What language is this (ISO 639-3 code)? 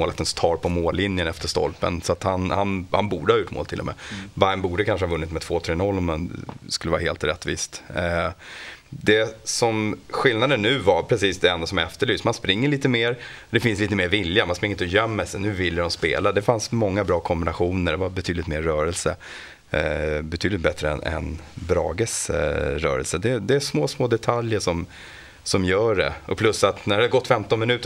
swe